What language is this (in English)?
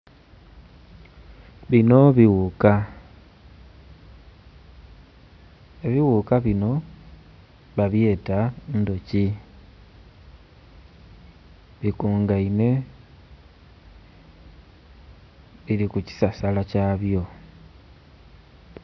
Soga